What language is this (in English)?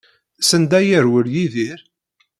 Kabyle